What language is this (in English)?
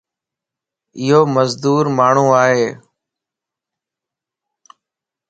Lasi